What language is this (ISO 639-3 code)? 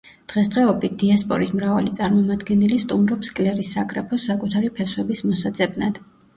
kat